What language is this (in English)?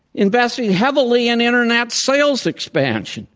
English